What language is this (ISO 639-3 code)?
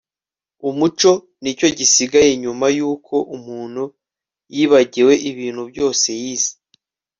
kin